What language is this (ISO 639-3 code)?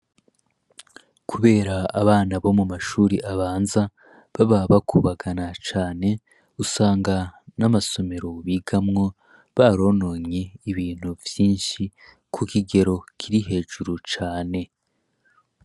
run